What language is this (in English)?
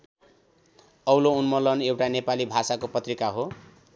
Nepali